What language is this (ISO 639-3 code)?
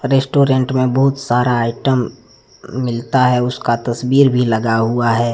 hin